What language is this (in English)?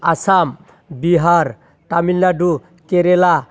Bodo